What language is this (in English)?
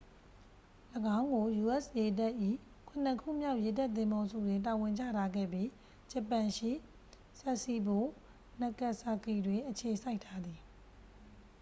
Burmese